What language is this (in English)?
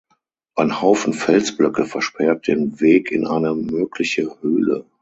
German